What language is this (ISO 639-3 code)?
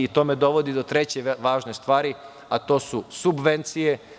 srp